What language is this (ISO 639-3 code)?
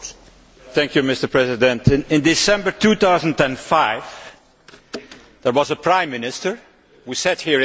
eng